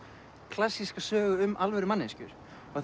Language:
Icelandic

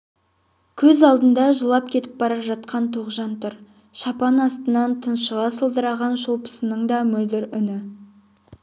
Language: Kazakh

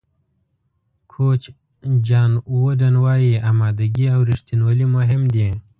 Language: Pashto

